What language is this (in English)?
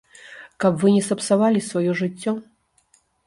Belarusian